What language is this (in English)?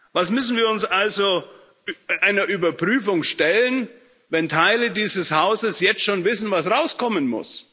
German